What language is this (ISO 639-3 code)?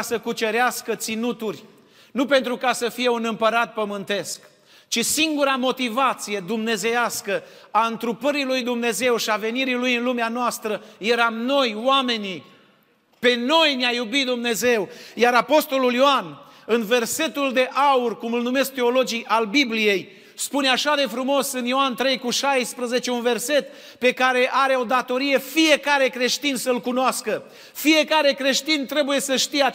ron